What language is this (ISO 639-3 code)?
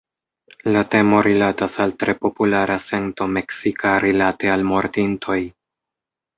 epo